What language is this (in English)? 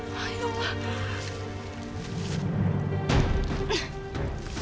Indonesian